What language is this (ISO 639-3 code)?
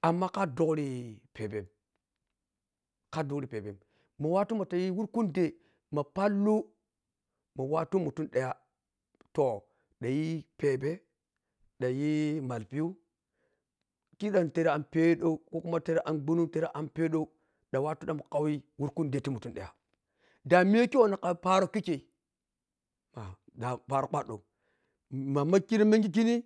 piy